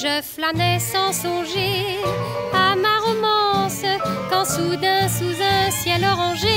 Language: French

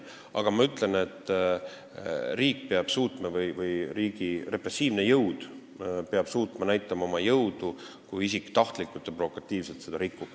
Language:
Estonian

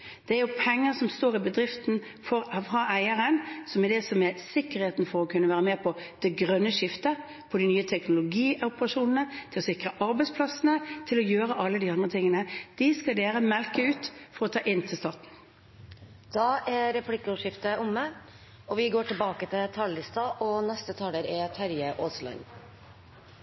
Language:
Norwegian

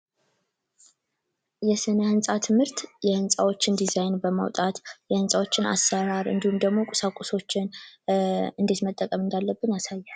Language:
Amharic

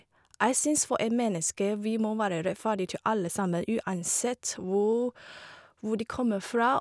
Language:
Norwegian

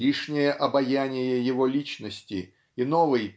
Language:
Russian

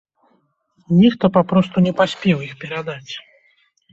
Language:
Belarusian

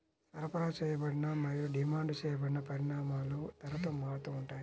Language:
Telugu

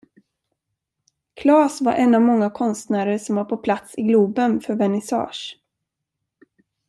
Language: Swedish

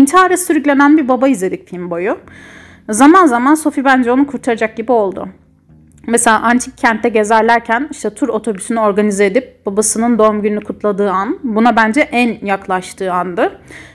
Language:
Turkish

